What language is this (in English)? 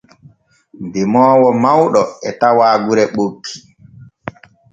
Borgu Fulfulde